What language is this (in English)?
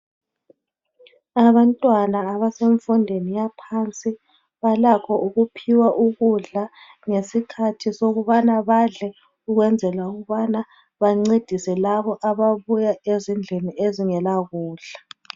North Ndebele